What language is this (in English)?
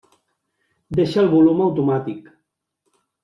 Catalan